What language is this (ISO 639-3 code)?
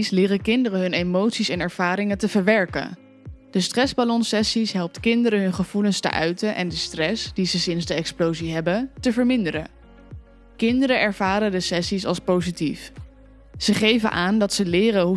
nld